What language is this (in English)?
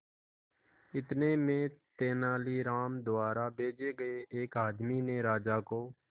Hindi